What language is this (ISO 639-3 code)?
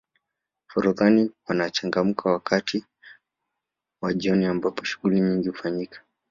swa